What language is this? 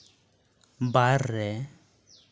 Santali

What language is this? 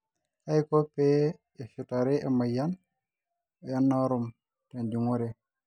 Masai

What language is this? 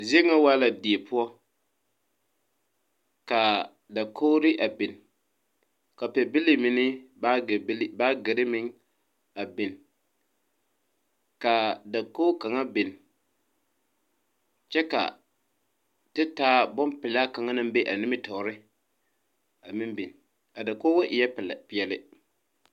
Southern Dagaare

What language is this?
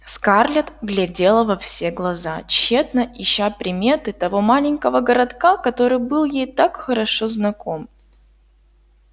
Russian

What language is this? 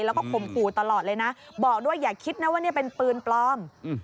Thai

